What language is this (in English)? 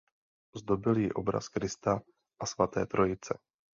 Czech